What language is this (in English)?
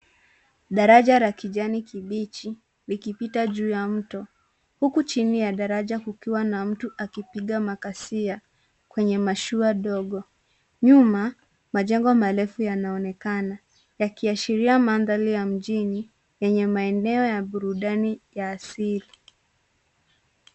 Swahili